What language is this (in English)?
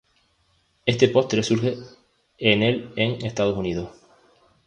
Spanish